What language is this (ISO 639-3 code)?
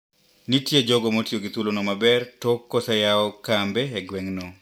luo